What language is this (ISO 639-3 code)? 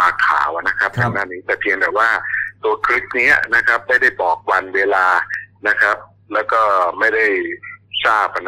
tha